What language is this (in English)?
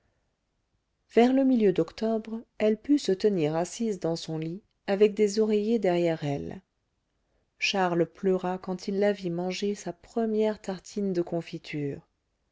French